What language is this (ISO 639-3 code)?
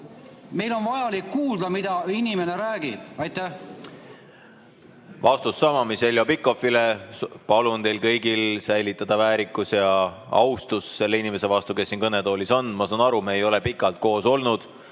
est